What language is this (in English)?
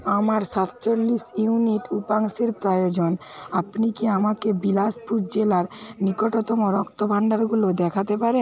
Bangla